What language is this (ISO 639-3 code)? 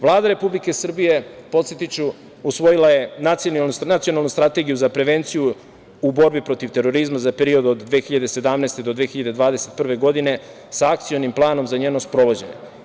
srp